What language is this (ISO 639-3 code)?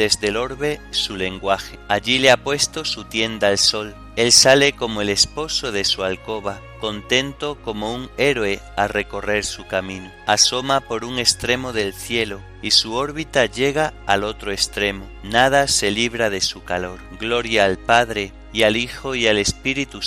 spa